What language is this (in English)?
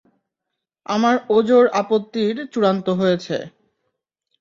Bangla